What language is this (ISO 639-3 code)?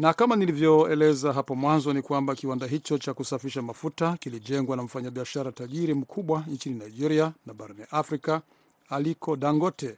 swa